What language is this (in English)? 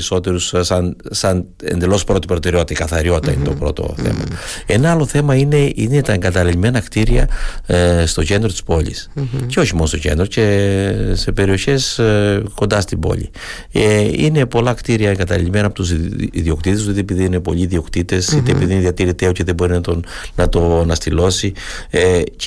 Greek